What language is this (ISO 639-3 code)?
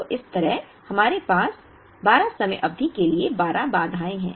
hin